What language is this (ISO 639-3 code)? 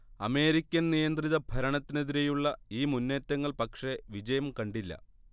mal